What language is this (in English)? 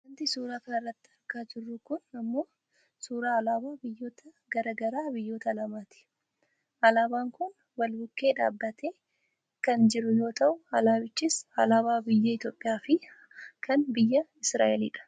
Oromo